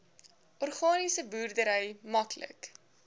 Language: Afrikaans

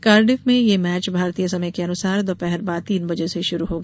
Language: Hindi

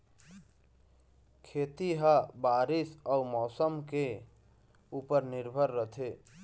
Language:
Chhattisgarhi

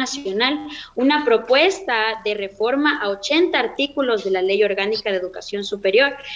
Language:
Spanish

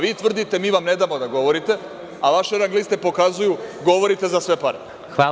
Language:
Serbian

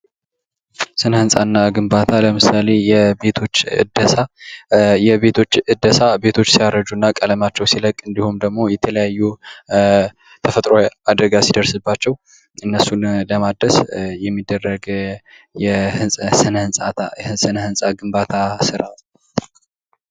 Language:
Amharic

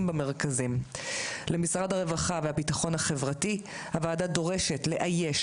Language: Hebrew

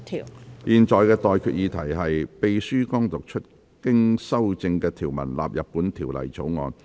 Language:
Cantonese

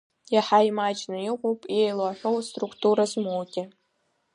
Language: Abkhazian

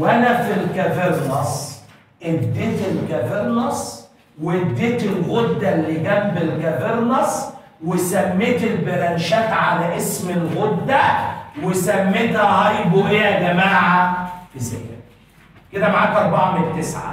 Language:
Arabic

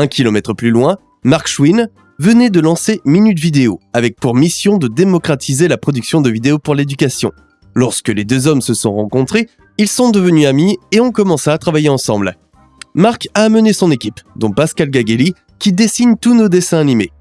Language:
French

